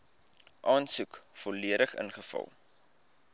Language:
Afrikaans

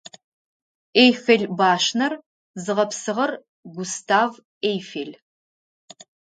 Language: Adyghe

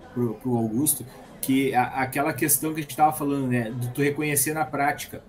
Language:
Portuguese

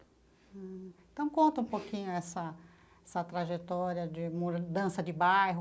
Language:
Portuguese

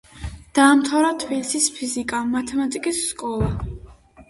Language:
Georgian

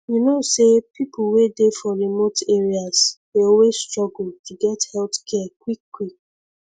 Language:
Nigerian Pidgin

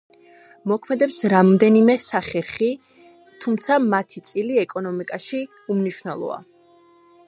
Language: Georgian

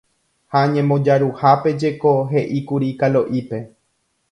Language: Guarani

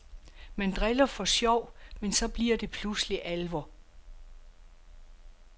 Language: Danish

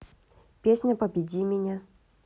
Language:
Russian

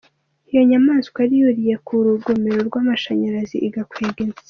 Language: Kinyarwanda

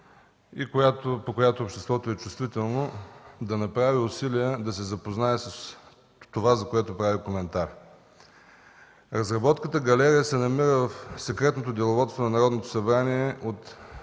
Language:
Bulgarian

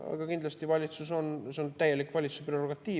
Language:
Estonian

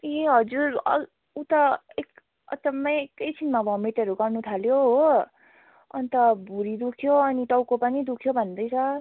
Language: Nepali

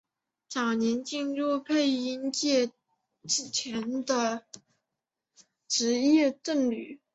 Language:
Chinese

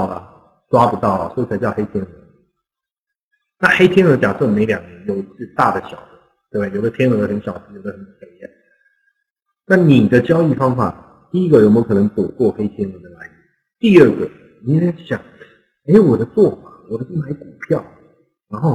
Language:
Chinese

